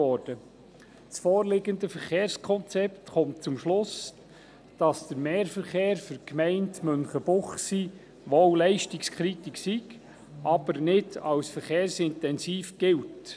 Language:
Swiss German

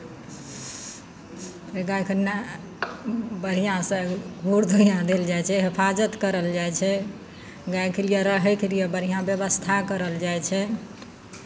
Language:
Maithili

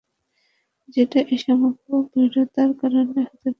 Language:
Bangla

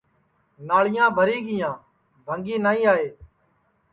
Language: Sansi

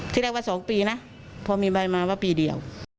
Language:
Thai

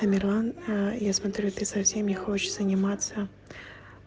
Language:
Russian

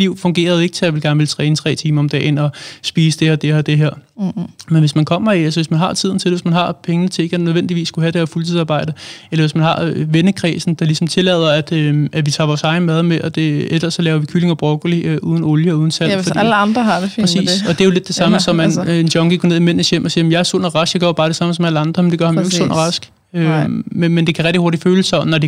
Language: Danish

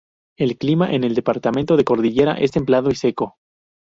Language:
Spanish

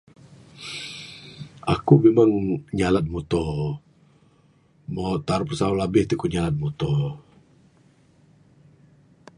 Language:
Bukar-Sadung Bidayuh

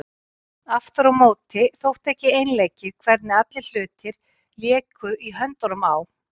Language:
Icelandic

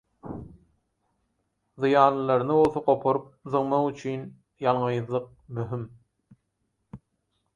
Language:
Turkmen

